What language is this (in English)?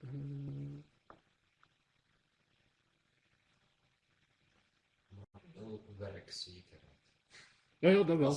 Dutch